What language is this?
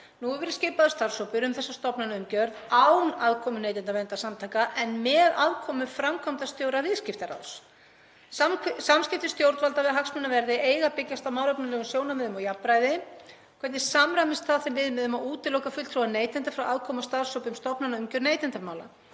Icelandic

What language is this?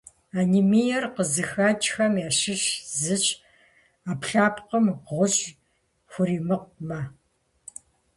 Kabardian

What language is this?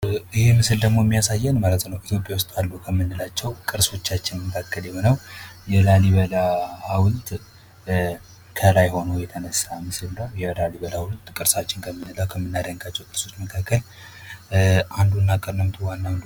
Amharic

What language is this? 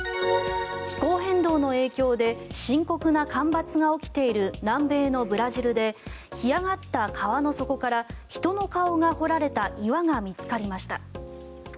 Japanese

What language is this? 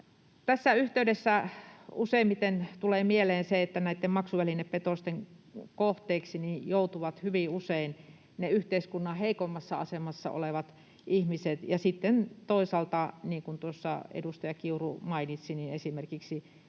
Finnish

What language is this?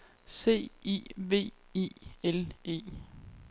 Danish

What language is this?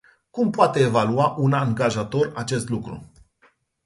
Romanian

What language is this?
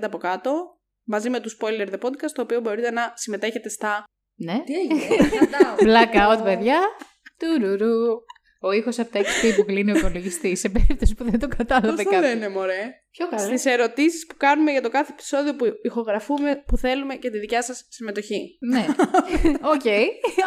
Greek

